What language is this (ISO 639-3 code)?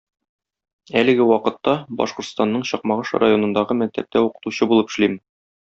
tat